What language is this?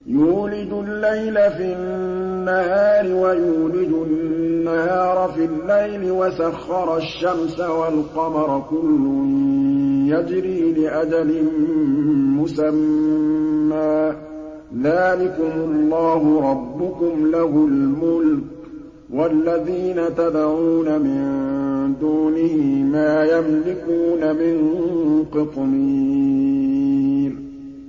Arabic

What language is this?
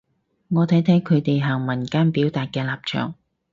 Cantonese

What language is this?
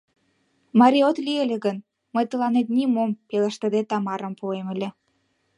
Mari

